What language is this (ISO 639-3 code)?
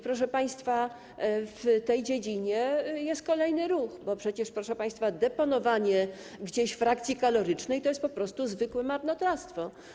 pol